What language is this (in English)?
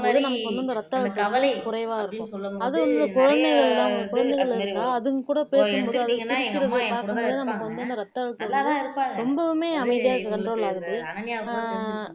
Tamil